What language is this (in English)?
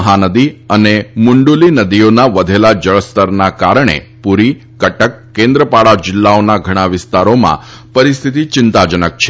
Gujarati